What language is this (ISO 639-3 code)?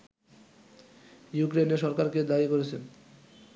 ben